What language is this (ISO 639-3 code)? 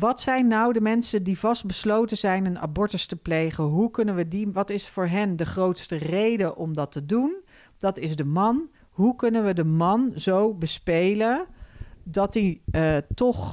nld